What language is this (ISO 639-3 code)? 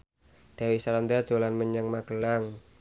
jav